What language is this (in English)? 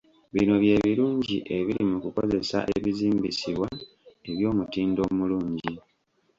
Ganda